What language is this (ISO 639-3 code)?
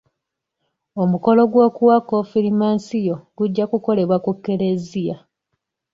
lug